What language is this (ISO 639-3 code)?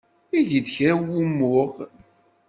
kab